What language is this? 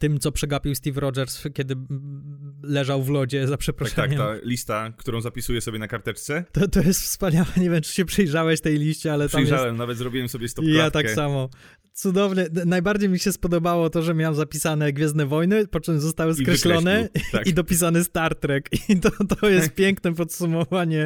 Polish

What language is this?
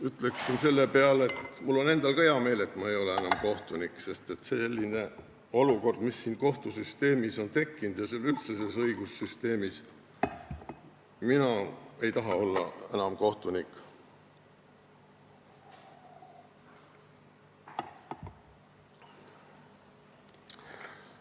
Estonian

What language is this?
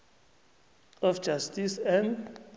South Ndebele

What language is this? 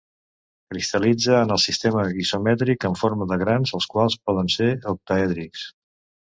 Catalan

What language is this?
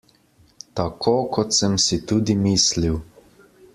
Slovenian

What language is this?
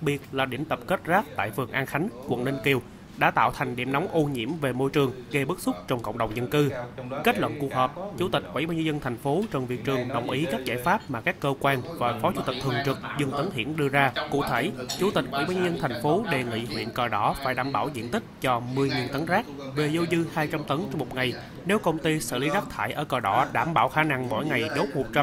Vietnamese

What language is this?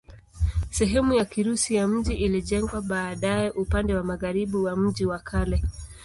Swahili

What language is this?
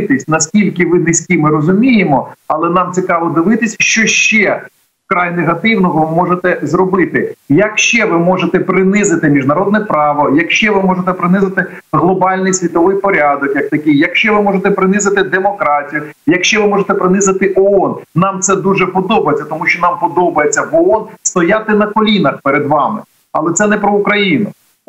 Ukrainian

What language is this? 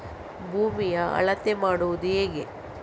Kannada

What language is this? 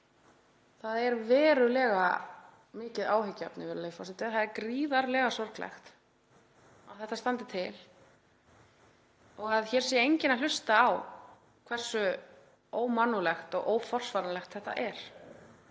Icelandic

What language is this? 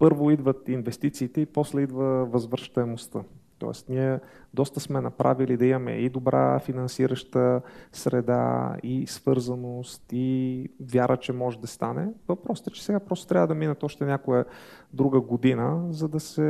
Bulgarian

